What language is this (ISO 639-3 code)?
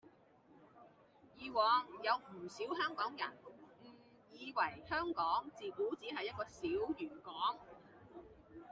yue